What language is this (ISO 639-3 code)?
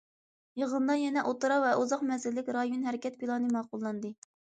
uig